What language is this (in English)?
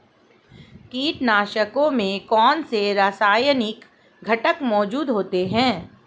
Hindi